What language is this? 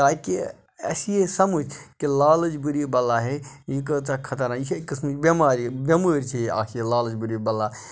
Kashmiri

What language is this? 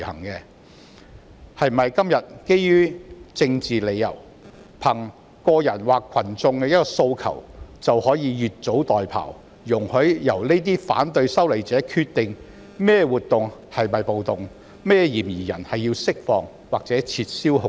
Cantonese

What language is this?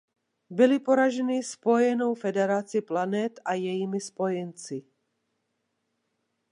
Czech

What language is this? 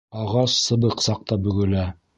Bashkir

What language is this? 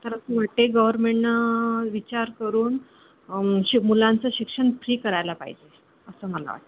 Marathi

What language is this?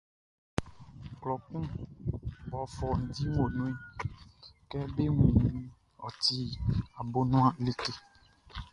Baoulé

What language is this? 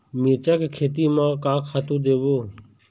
Chhattisgarhi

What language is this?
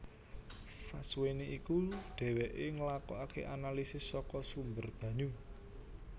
Javanese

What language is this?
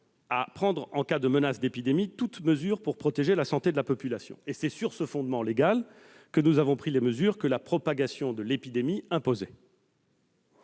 French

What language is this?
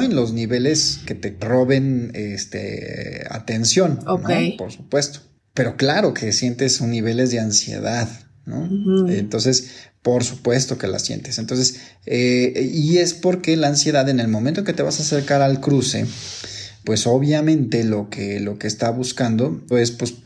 Spanish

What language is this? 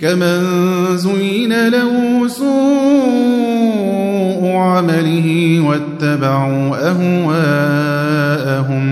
Arabic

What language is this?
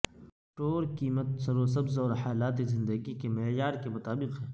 Urdu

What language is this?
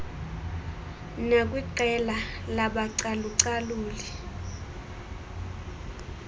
Xhosa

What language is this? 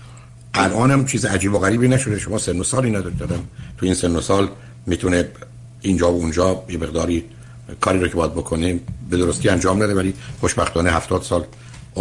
Persian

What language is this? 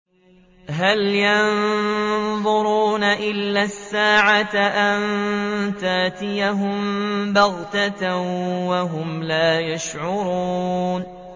Arabic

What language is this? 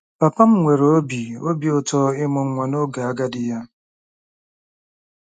Igbo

